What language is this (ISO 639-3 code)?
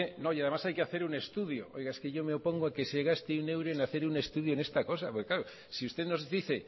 spa